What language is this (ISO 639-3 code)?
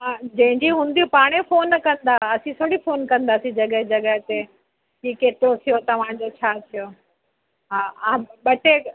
snd